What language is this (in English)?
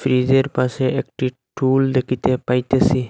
Bangla